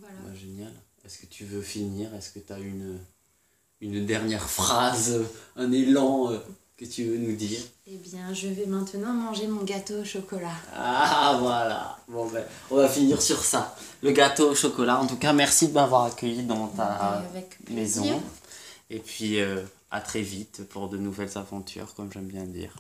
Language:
French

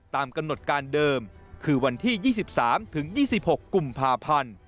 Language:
Thai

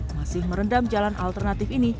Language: Indonesian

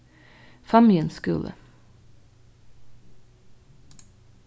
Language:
Faroese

